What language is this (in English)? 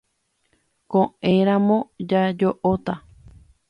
Guarani